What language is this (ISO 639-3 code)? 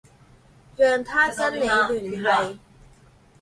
zho